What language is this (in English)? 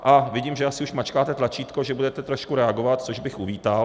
Czech